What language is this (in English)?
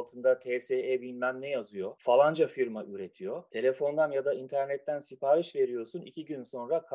Turkish